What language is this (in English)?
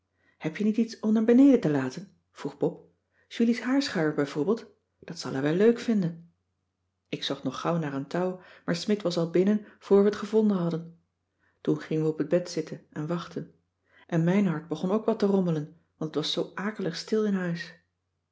Dutch